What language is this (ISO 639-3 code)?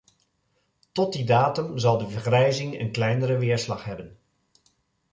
nld